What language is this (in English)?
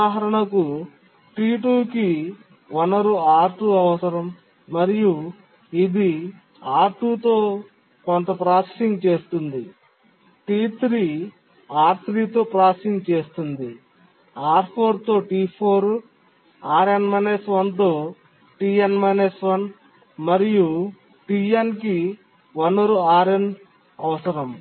Telugu